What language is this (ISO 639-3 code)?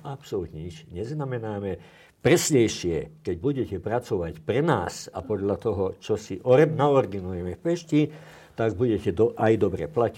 slk